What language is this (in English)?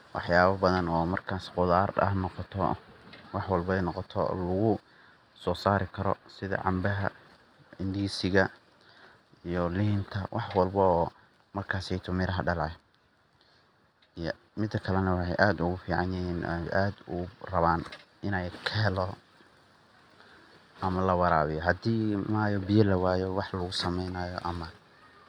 Somali